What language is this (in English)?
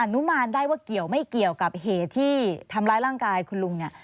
Thai